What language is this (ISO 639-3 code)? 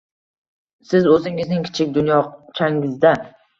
uzb